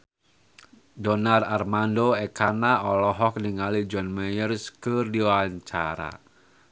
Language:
Sundanese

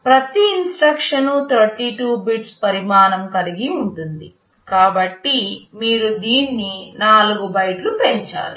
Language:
Telugu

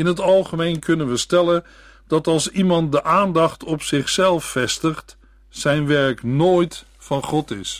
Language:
Dutch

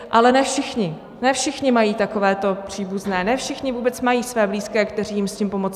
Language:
Czech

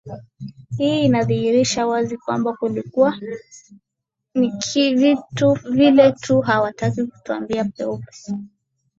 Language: Swahili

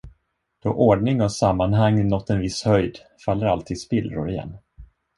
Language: Swedish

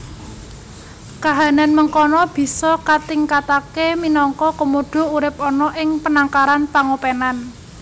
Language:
Javanese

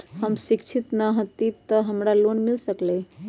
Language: Magahi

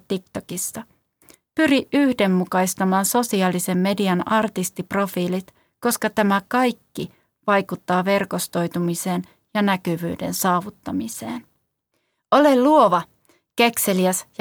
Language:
Finnish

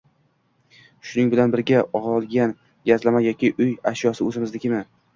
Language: Uzbek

